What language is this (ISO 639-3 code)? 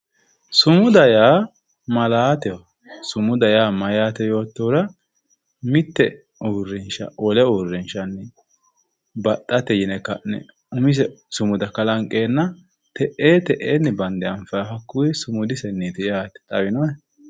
sid